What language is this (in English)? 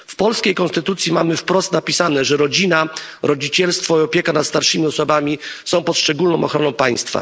Polish